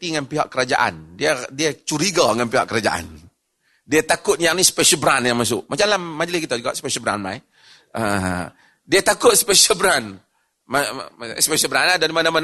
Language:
Malay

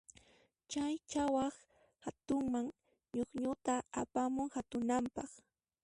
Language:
Puno Quechua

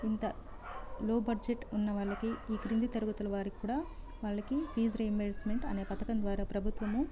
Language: Telugu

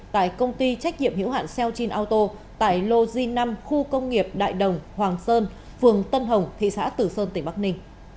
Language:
Vietnamese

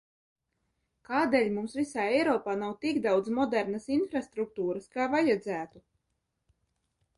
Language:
Latvian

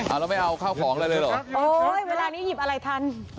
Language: Thai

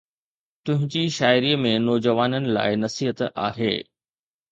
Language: Sindhi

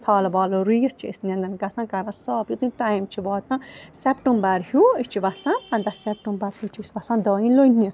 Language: Kashmiri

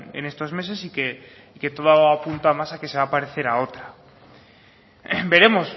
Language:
Spanish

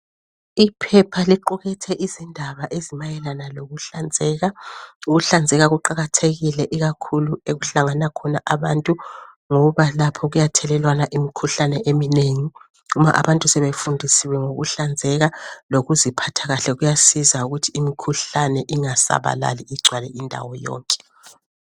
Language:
North Ndebele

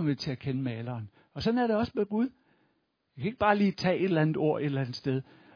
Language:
Danish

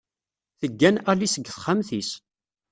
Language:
Kabyle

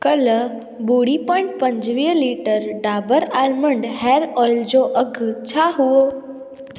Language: Sindhi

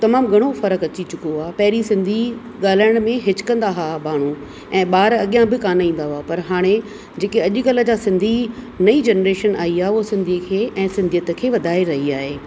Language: Sindhi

